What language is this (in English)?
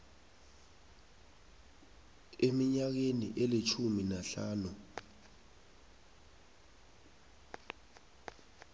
South Ndebele